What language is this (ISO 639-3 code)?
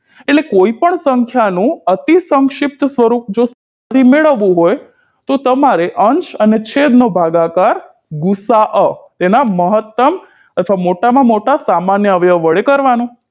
guj